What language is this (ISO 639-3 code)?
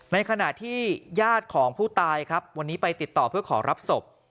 tha